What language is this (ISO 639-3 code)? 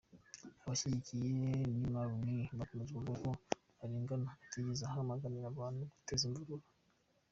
kin